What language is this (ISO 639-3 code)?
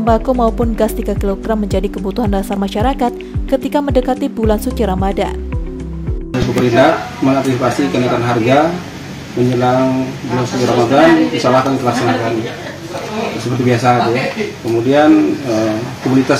ind